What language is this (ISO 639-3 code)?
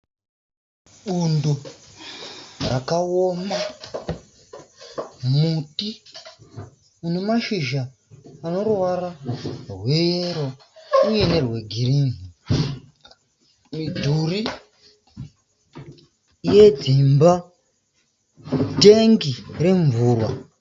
sna